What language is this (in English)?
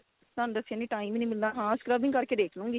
Punjabi